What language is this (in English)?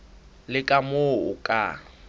Southern Sotho